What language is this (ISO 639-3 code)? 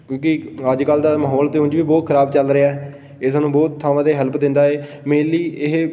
pan